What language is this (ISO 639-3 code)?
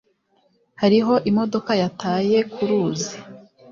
kin